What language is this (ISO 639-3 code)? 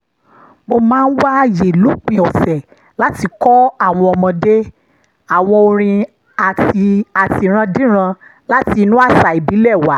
yor